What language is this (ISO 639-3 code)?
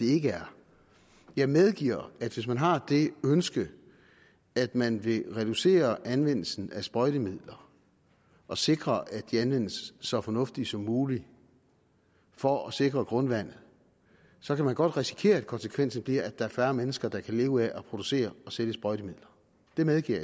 dan